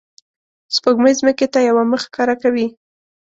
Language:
Pashto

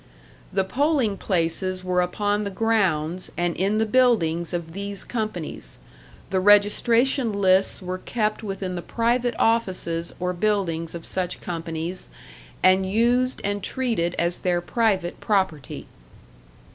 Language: English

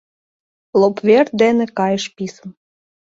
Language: Mari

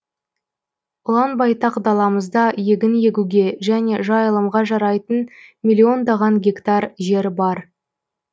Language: Kazakh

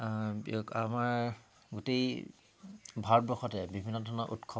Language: Assamese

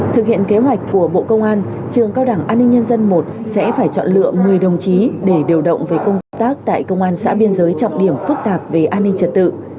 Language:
Vietnamese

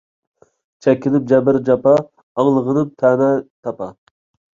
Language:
Uyghur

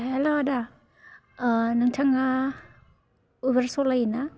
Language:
Bodo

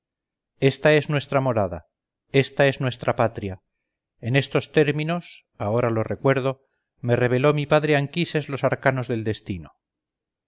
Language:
Spanish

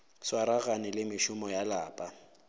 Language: Northern Sotho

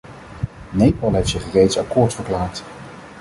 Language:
Dutch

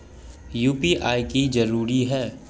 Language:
Magahi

